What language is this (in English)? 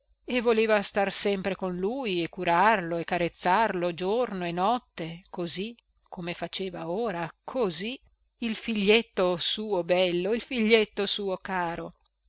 Italian